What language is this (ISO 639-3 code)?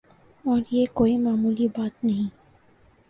urd